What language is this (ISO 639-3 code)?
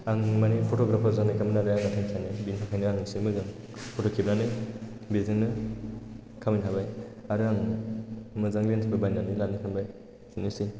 brx